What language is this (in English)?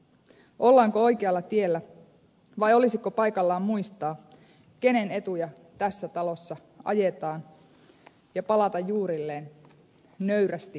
Finnish